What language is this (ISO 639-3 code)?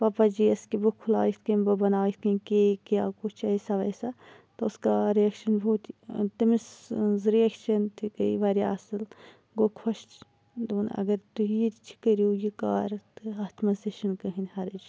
kas